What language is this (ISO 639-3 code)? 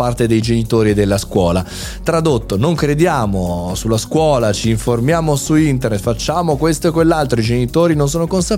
ita